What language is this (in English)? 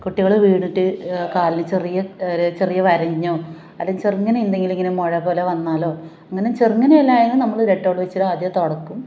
Malayalam